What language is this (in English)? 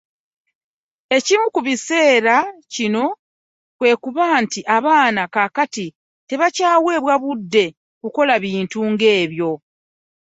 Ganda